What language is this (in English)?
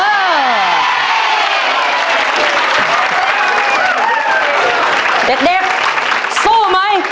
Thai